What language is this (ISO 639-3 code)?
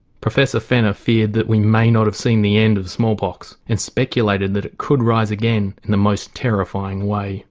eng